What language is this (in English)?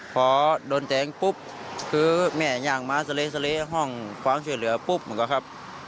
Thai